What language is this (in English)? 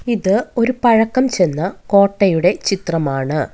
Malayalam